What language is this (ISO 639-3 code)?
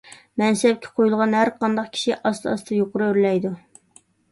uig